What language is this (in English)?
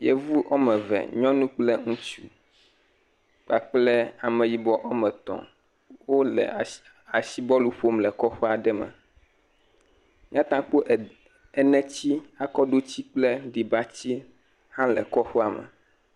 Ewe